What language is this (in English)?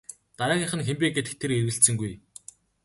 Mongolian